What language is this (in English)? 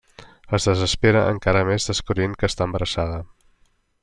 Catalan